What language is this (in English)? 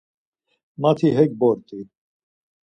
Laz